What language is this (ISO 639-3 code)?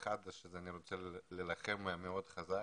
heb